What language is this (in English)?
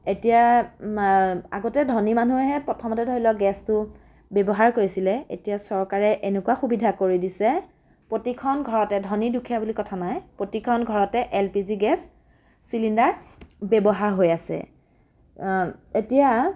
Assamese